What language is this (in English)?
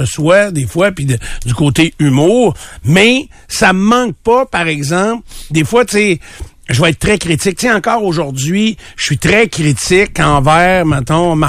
French